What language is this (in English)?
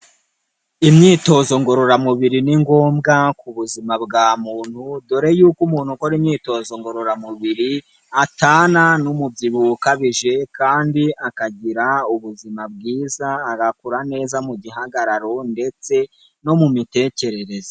Kinyarwanda